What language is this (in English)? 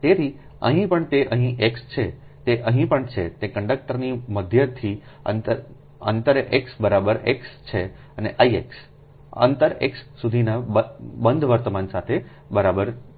Gujarati